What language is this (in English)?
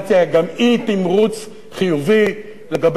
Hebrew